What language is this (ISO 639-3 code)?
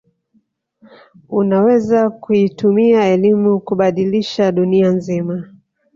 swa